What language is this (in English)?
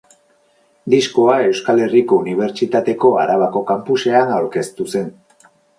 Basque